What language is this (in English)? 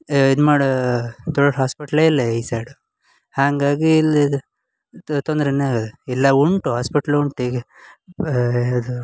Kannada